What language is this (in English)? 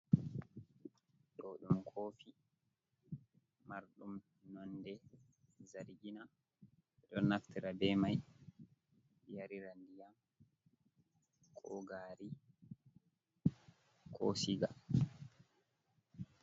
Fula